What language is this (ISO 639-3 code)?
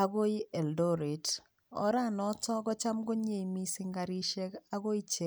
kln